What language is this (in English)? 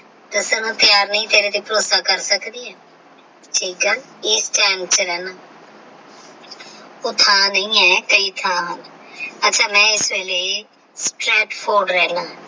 Punjabi